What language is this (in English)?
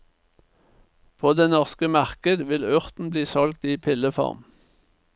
Norwegian